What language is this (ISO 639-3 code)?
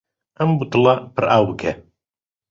ckb